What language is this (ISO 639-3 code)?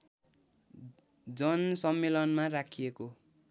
nep